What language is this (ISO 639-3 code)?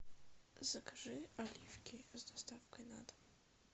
rus